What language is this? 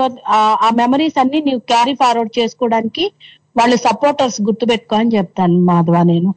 Telugu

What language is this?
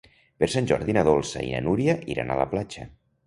Catalan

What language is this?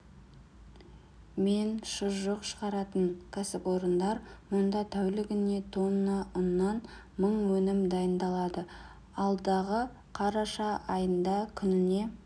Kazakh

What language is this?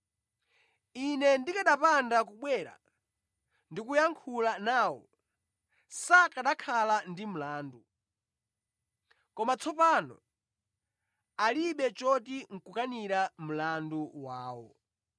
Nyanja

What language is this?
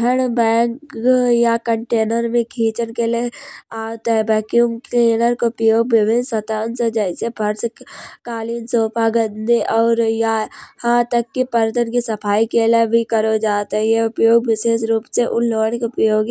Kanauji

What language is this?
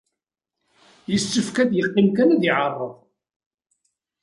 Kabyle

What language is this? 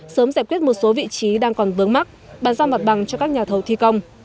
Vietnamese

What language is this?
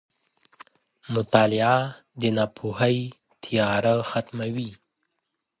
Pashto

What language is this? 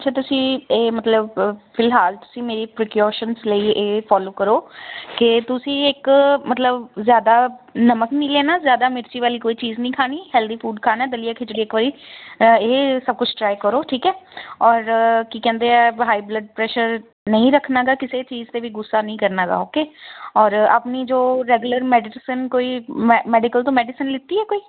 Punjabi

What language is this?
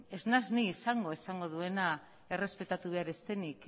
Basque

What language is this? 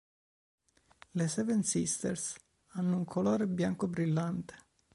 Italian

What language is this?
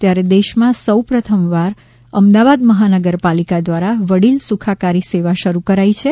Gujarati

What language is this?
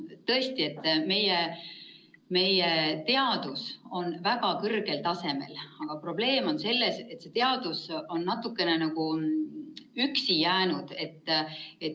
Estonian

